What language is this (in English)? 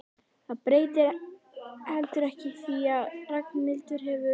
Icelandic